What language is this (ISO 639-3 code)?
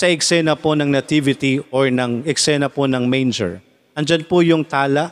fil